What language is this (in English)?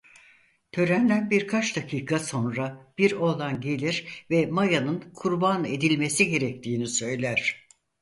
Turkish